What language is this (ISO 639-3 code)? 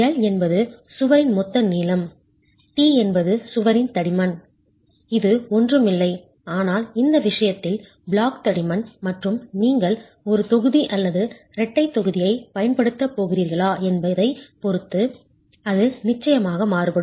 tam